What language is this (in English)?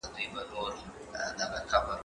Pashto